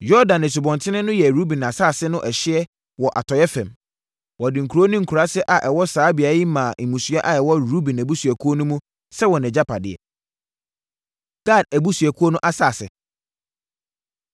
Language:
Akan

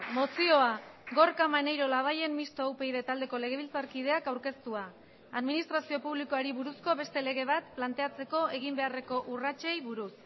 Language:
Basque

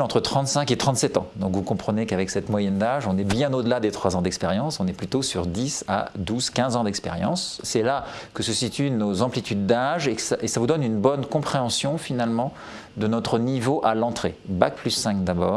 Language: French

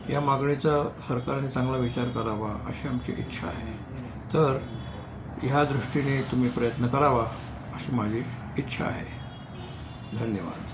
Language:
Marathi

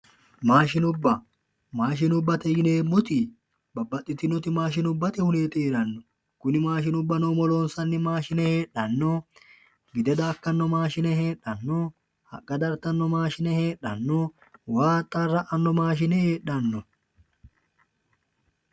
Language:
Sidamo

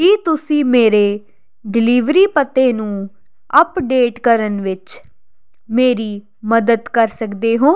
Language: Punjabi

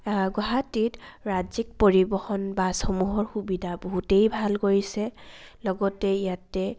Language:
Assamese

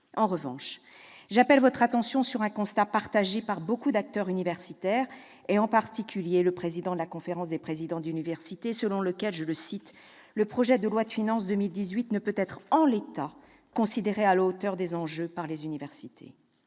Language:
French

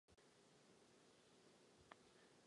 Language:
Czech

